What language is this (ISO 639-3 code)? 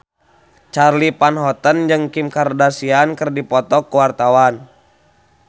sun